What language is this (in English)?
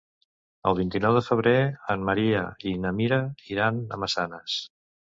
Catalan